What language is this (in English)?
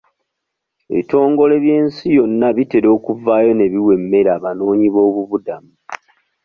Ganda